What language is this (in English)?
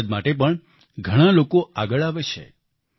Gujarati